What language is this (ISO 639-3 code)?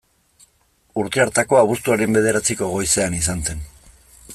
eus